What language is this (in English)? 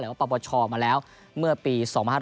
Thai